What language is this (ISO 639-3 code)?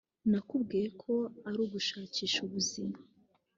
kin